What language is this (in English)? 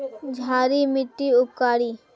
Magahi